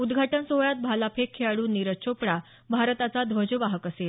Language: Marathi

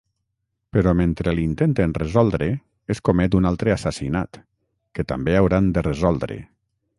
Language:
Catalan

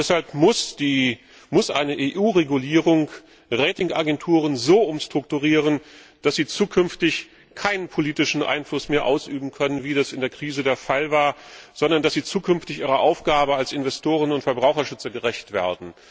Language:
German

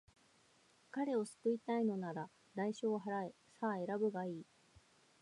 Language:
Japanese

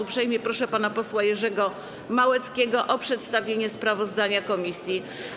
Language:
Polish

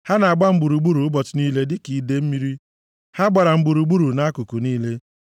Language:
Igbo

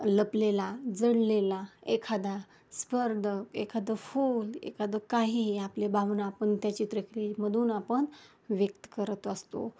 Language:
Marathi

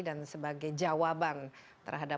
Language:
Indonesian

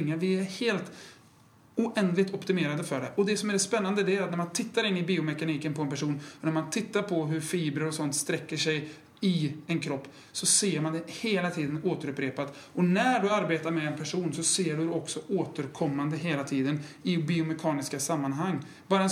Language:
Swedish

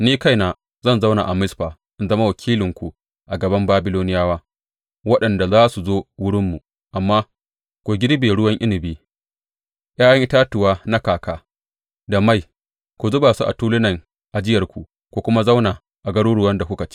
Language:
Hausa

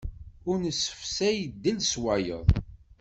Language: Kabyle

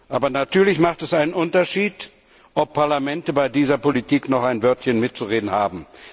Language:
German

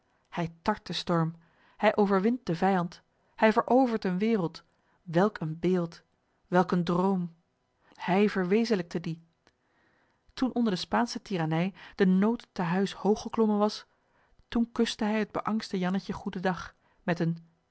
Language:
Dutch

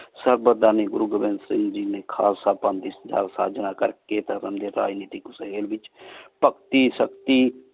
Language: Punjabi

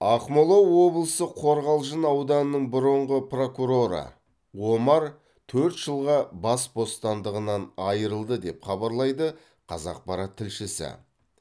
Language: Kazakh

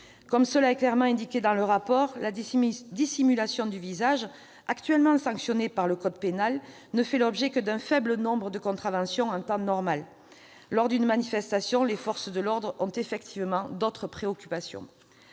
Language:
French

